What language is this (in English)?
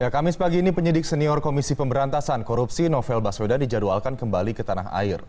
Indonesian